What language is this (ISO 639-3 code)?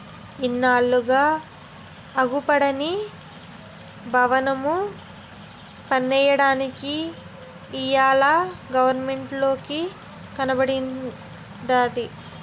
tel